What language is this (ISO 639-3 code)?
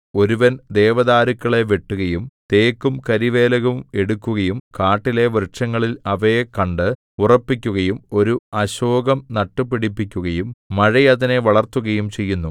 mal